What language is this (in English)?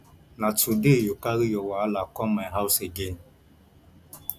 Nigerian Pidgin